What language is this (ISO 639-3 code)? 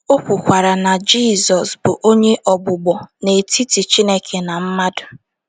ibo